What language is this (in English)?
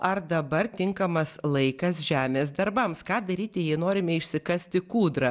Lithuanian